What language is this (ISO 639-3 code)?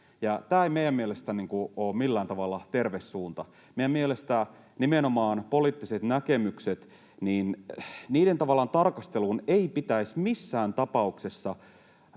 fin